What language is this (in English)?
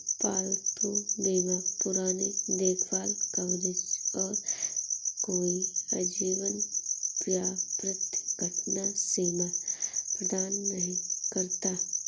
Hindi